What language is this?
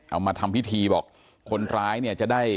Thai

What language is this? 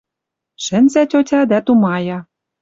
Western Mari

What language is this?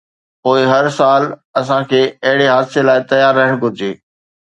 Sindhi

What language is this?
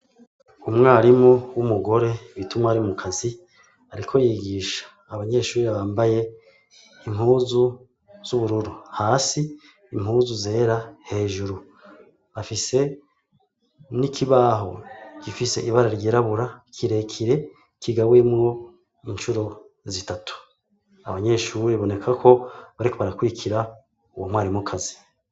Rundi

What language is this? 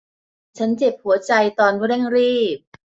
Thai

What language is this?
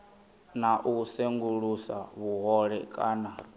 Venda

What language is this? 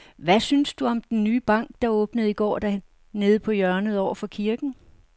Danish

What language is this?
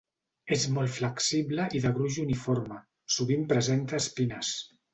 Catalan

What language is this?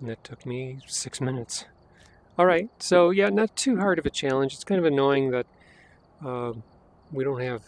English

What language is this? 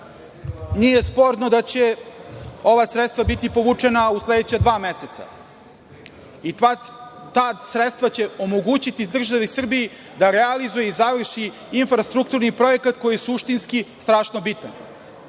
Serbian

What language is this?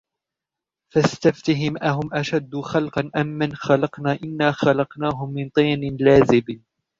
Arabic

